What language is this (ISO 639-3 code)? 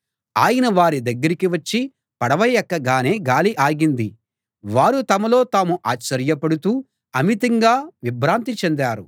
tel